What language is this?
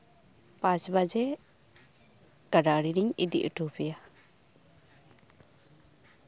Santali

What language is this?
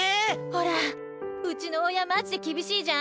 Japanese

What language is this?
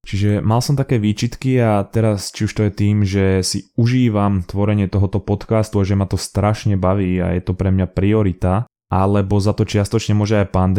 Slovak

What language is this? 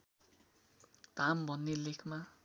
Nepali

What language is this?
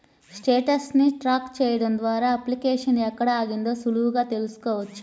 Telugu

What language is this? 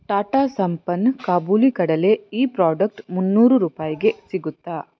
Kannada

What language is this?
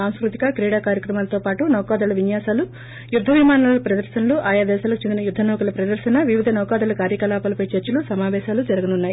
Telugu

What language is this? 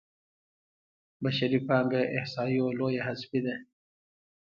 Pashto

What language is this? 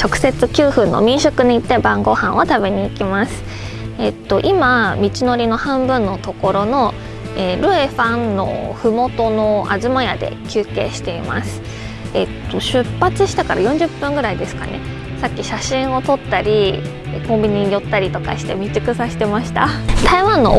Japanese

